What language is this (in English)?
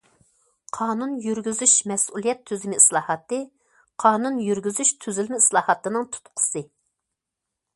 Uyghur